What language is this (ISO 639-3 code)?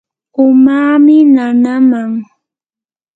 qur